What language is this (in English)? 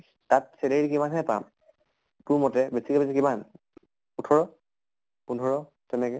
Assamese